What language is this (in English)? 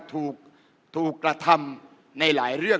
Thai